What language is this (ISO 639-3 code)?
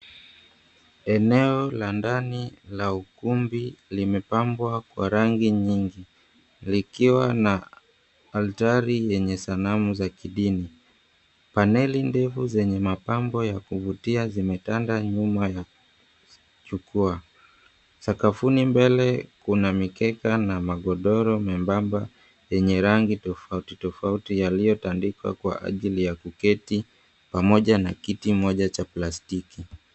swa